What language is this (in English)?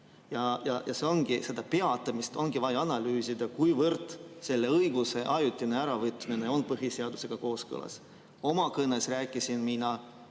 Estonian